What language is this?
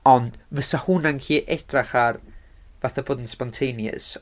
Welsh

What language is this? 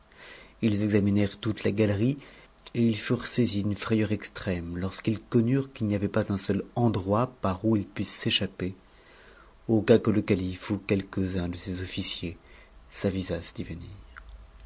French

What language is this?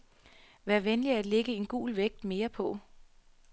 Danish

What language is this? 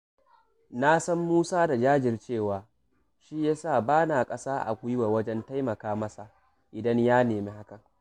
Hausa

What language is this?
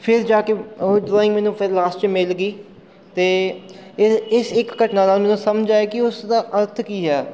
Punjabi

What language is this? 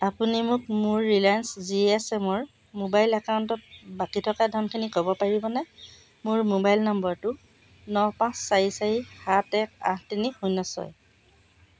Assamese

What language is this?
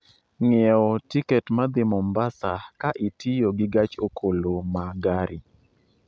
Luo (Kenya and Tanzania)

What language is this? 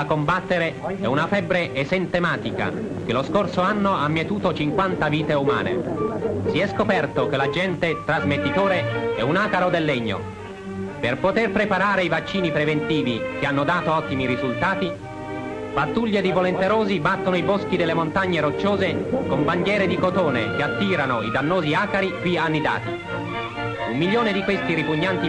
Italian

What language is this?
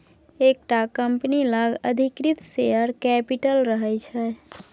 Maithili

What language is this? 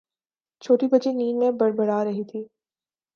Urdu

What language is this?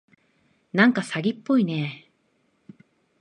Japanese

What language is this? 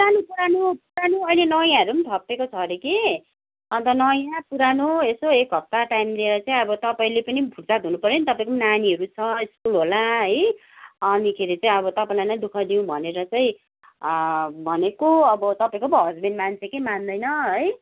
Nepali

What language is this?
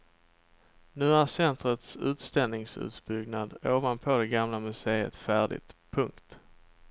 Swedish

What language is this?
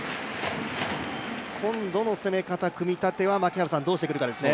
Japanese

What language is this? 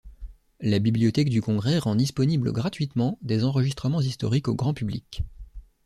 French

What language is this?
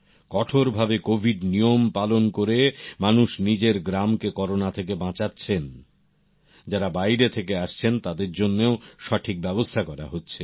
Bangla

